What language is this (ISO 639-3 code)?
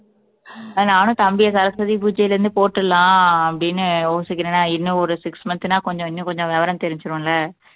tam